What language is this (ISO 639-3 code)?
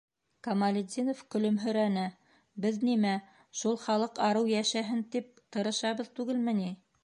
bak